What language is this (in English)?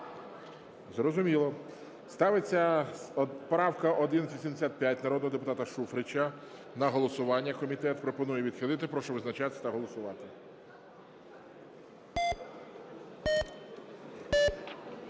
Ukrainian